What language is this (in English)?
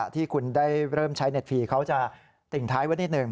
Thai